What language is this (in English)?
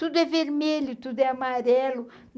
Portuguese